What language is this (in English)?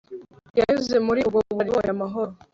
Kinyarwanda